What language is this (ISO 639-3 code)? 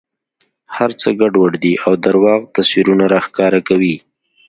pus